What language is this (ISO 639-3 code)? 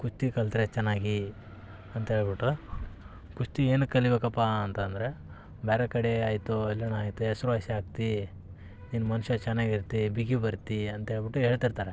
kan